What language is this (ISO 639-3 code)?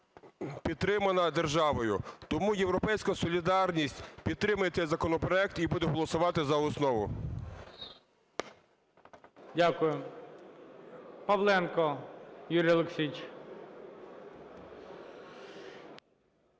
ukr